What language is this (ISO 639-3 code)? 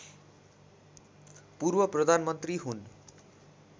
nep